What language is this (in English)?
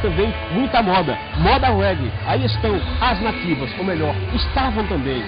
Portuguese